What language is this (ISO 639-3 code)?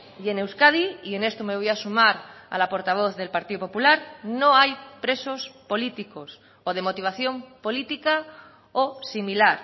spa